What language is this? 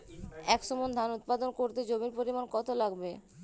Bangla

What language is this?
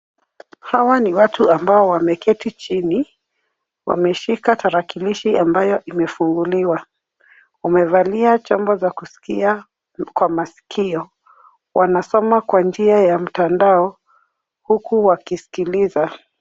Swahili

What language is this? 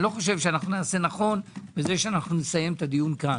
Hebrew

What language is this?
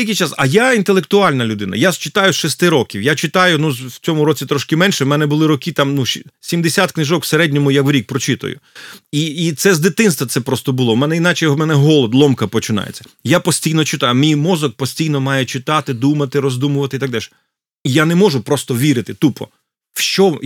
Ukrainian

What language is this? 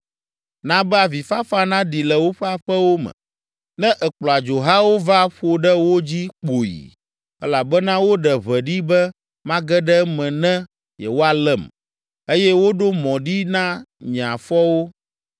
Ewe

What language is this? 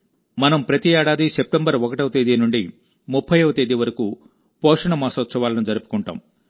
Telugu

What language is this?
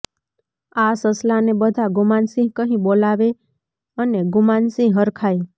Gujarati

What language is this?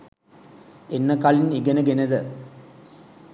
Sinhala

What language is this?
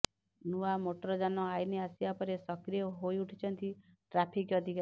Odia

